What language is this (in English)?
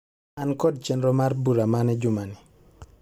Luo (Kenya and Tanzania)